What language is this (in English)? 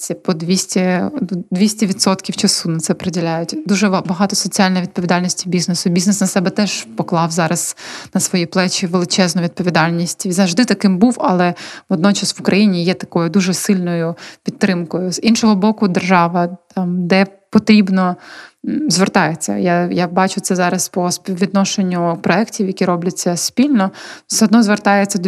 Ukrainian